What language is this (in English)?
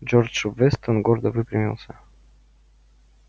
Russian